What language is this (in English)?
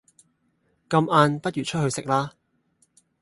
Cantonese